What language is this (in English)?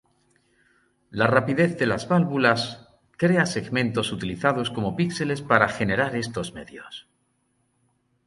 Spanish